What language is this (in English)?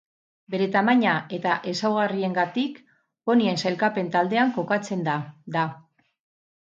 Basque